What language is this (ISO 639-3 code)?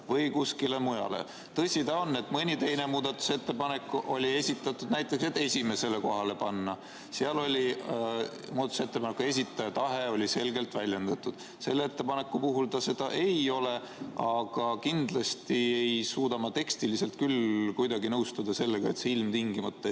est